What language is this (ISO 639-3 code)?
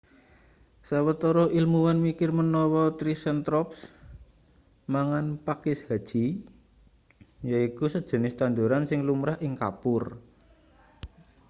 jav